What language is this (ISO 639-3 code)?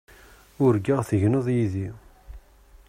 kab